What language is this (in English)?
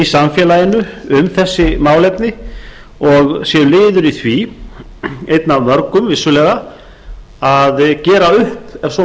Icelandic